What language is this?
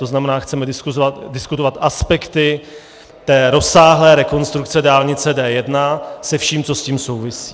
Czech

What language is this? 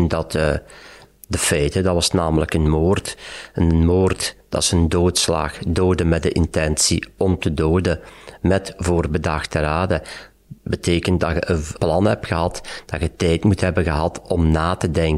Dutch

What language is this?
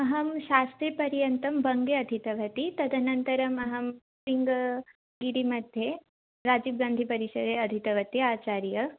Sanskrit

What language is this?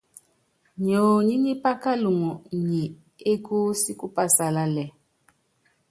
Yangben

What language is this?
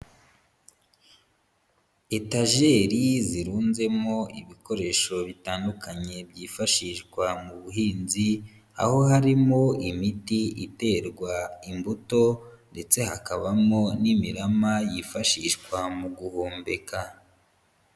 Kinyarwanda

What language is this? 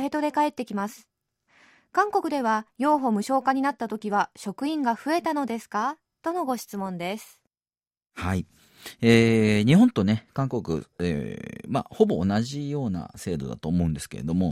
Japanese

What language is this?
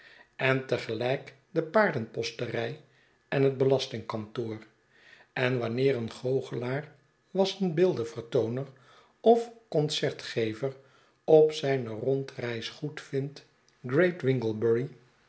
Dutch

